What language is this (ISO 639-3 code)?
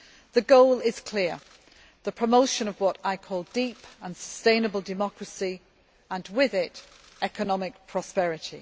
eng